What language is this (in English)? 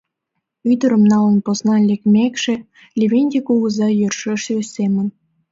Mari